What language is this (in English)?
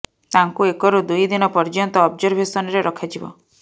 Odia